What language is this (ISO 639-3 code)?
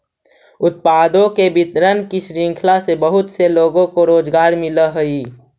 mag